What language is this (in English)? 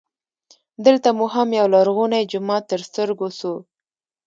Pashto